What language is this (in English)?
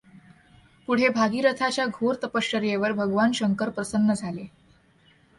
Marathi